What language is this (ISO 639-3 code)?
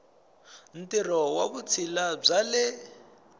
tso